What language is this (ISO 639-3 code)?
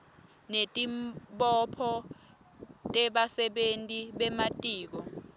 ssw